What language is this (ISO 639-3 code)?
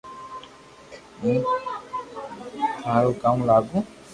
lrk